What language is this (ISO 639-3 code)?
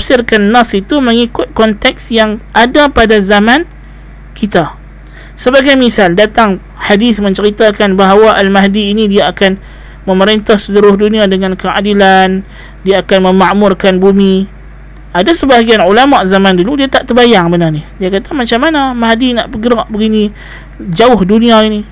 msa